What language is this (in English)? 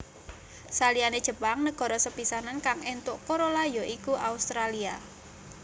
Javanese